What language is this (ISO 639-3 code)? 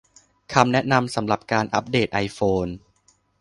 tha